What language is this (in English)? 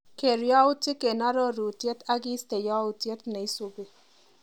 Kalenjin